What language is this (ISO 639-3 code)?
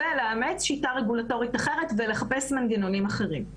heb